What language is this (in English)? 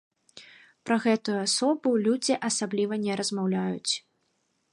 Belarusian